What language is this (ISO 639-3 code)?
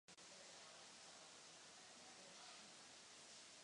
ces